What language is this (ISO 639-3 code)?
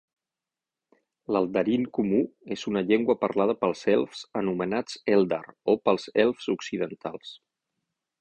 cat